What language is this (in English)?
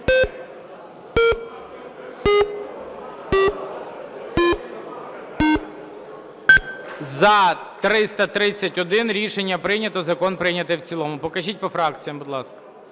Ukrainian